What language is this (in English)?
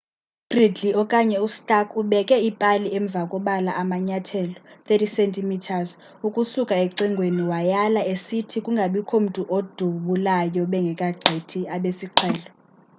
Xhosa